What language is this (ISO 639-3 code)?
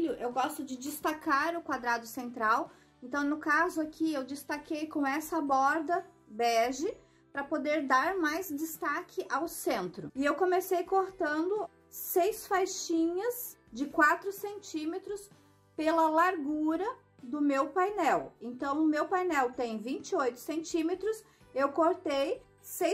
por